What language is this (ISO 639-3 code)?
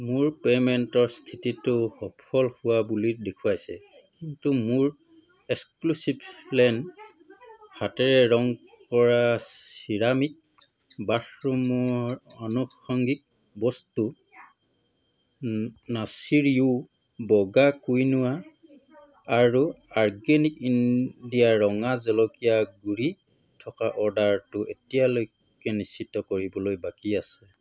asm